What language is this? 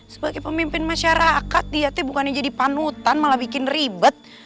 Indonesian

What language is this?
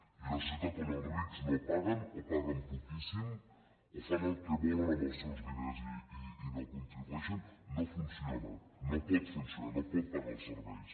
Catalan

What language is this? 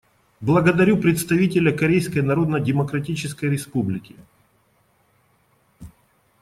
Russian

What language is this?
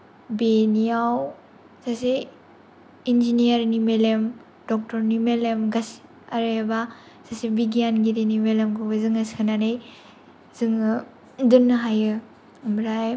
Bodo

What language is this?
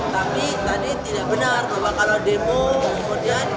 Indonesian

